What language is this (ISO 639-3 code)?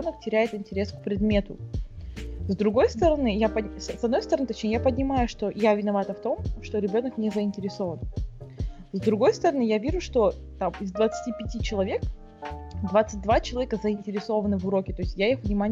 rus